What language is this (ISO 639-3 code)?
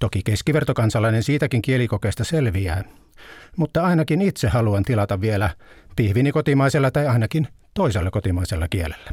fin